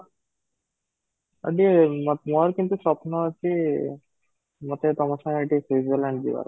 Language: Odia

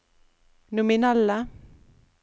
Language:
Norwegian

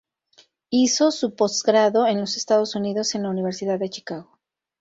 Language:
Spanish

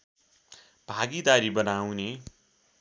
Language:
Nepali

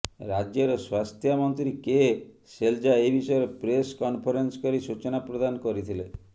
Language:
Odia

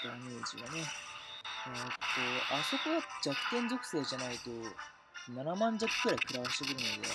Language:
Japanese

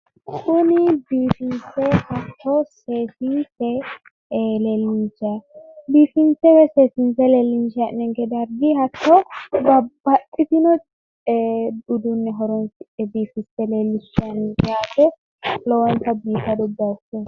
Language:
Sidamo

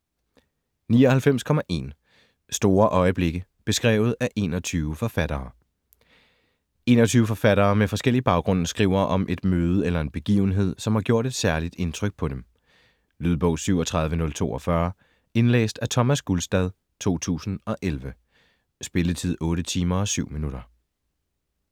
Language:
Danish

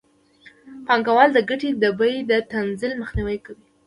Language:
Pashto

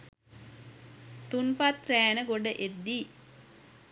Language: Sinhala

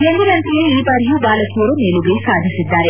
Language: Kannada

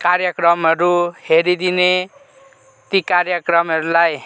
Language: Nepali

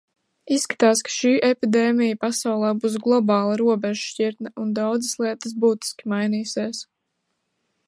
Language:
Latvian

